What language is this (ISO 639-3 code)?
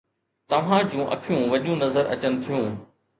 snd